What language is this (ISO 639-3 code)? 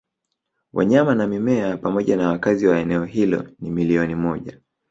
swa